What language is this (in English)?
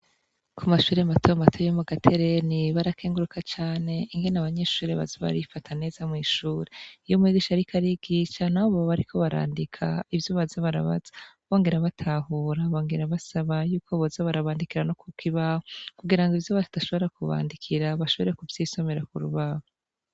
Rundi